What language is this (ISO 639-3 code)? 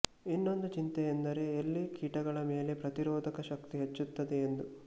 kan